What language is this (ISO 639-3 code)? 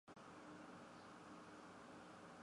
zho